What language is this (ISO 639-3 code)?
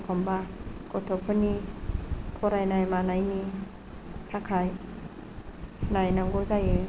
brx